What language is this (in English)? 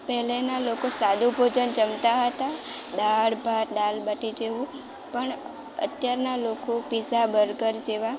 Gujarati